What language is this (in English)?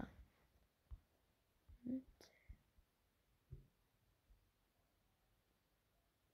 Romanian